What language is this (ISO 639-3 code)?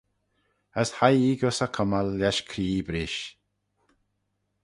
glv